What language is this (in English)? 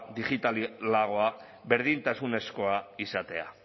Basque